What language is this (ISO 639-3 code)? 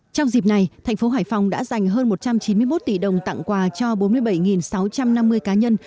vie